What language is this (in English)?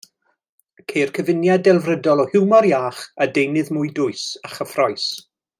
Welsh